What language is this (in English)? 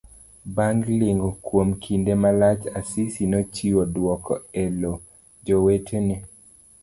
Luo (Kenya and Tanzania)